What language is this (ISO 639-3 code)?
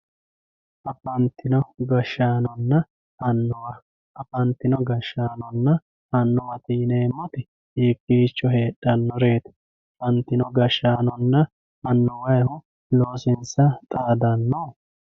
sid